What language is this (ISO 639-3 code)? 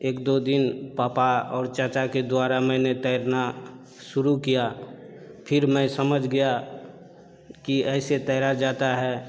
hin